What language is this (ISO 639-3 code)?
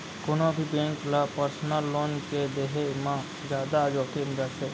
hne